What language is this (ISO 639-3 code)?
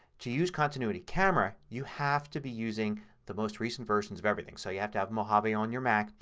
eng